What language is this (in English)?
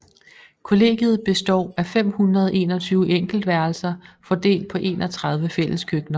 Danish